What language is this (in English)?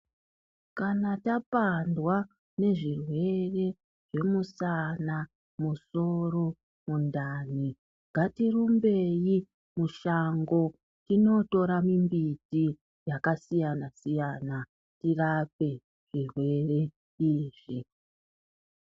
Ndau